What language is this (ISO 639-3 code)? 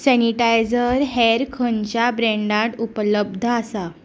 kok